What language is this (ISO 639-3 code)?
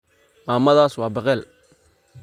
som